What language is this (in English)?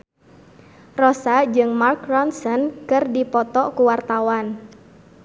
Sundanese